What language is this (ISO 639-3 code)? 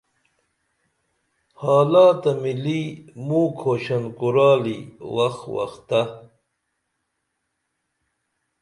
dml